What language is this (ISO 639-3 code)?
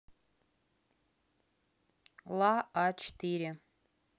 rus